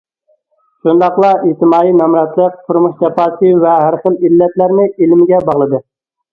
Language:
Uyghur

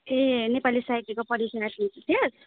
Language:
Nepali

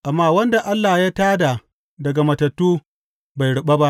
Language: Hausa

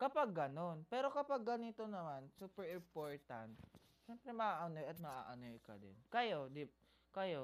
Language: Filipino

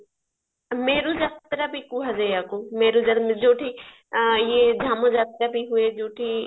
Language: Odia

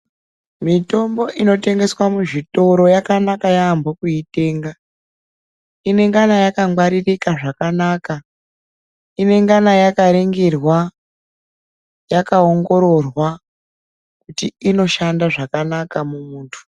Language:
Ndau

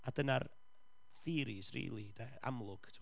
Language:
Welsh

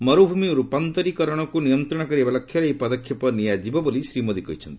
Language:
Odia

